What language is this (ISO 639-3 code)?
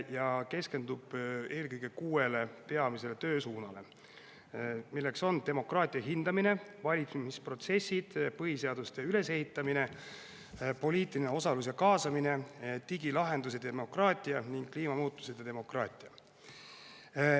est